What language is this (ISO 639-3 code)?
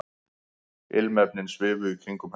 isl